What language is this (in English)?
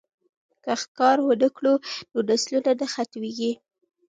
Pashto